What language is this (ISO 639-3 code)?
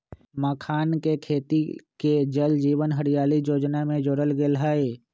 mag